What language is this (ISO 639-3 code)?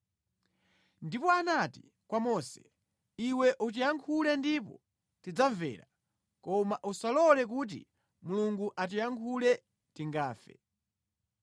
nya